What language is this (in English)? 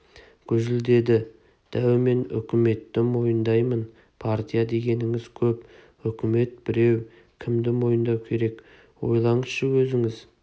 Kazakh